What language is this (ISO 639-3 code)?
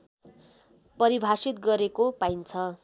nep